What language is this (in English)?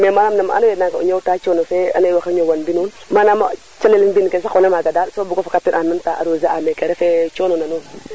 Serer